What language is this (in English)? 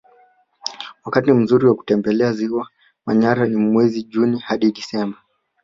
Swahili